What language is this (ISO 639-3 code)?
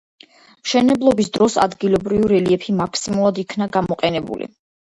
kat